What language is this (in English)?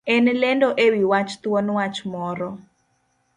Luo (Kenya and Tanzania)